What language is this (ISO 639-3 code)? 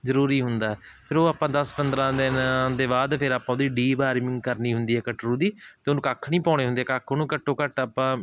pan